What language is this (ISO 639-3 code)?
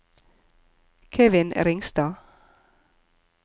nor